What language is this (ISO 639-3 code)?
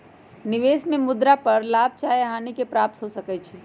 mag